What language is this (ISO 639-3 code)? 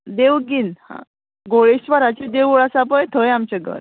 kok